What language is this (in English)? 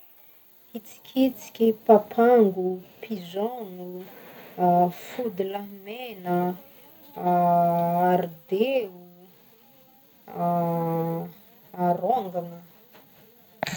Northern Betsimisaraka Malagasy